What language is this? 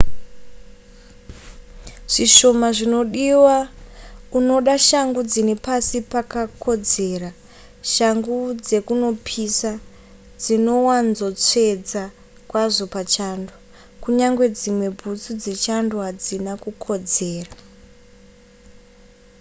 Shona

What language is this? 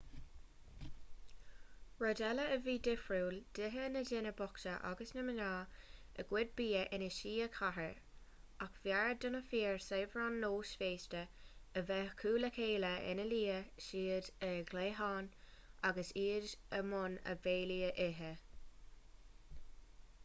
Irish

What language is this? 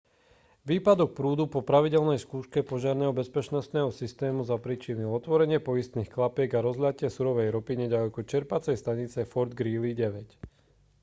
Slovak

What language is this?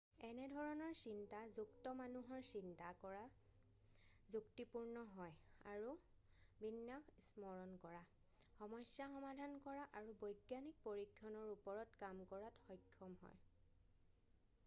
Assamese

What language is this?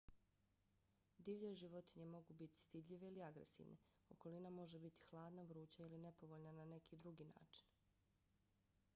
Bosnian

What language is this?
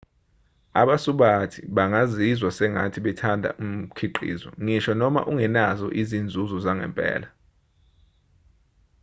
Zulu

